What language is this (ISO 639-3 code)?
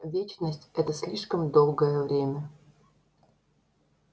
rus